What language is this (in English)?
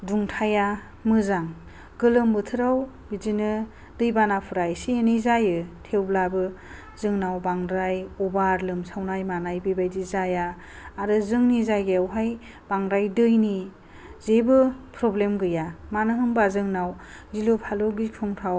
Bodo